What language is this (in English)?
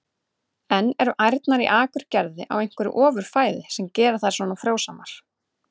Icelandic